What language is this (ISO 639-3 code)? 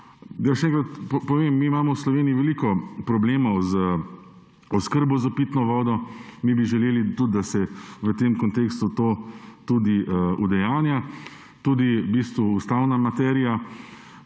slv